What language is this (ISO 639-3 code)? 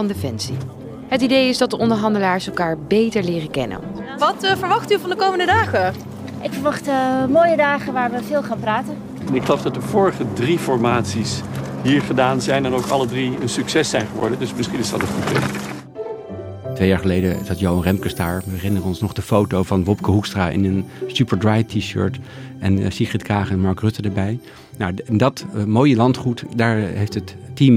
nld